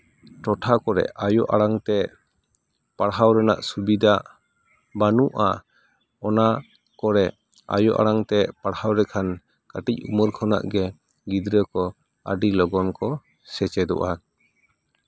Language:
Santali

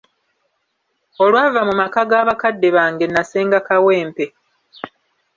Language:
Ganda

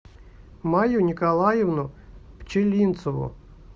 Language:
Russian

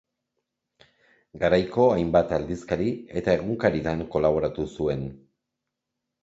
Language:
Basque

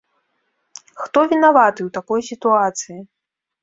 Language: Belarusian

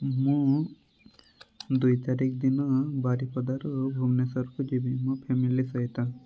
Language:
Odia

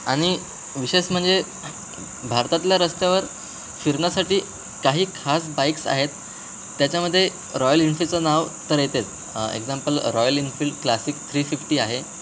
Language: Marathi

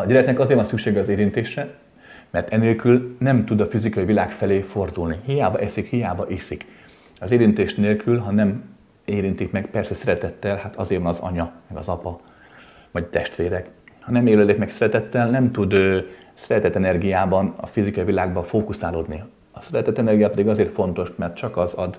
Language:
Hungarian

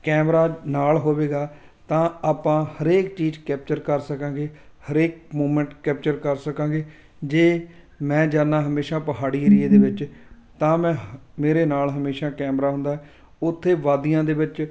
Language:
Punjabi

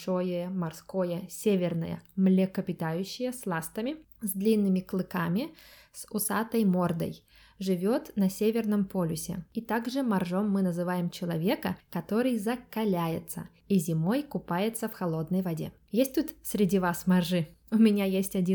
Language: Russian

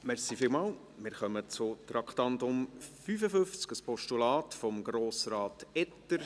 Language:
Swiss German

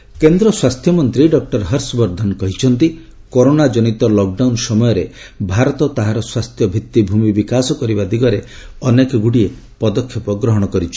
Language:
Odia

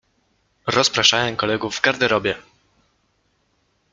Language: Polish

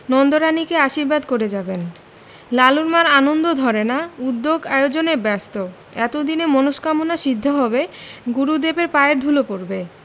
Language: Bangla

